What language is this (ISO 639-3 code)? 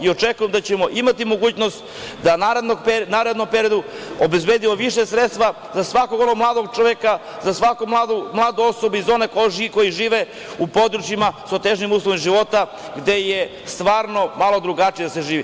srp